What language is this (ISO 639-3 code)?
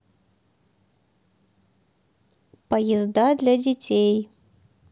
rus